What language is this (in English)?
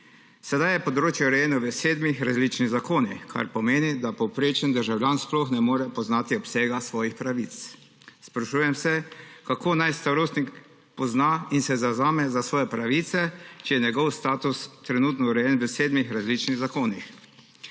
Slovenian